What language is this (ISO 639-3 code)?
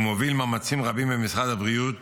heb